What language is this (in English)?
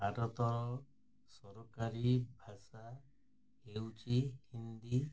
Odia